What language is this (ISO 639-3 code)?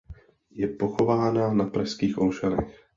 ces